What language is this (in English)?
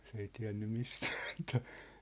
Finnish